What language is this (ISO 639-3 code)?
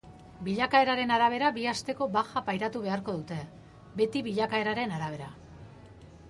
eus